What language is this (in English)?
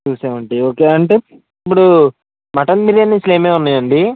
Telugu